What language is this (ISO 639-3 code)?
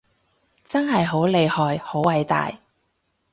yue